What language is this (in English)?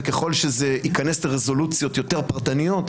Hebrew